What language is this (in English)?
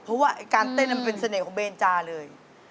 Thai